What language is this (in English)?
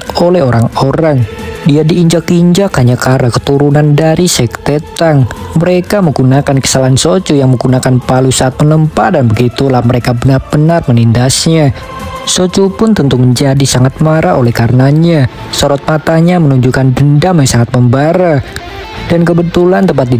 Indonesian